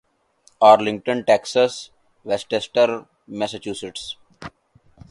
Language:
Urdu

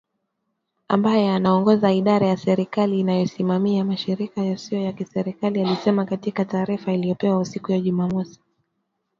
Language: Swahili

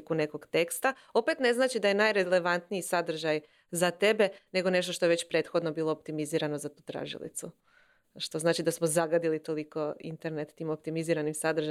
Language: Croatian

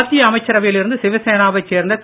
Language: Tamil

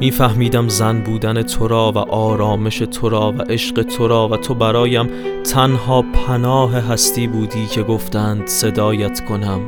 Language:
Persian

